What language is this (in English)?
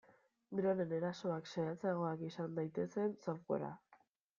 Basque